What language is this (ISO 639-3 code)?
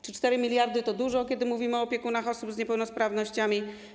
pol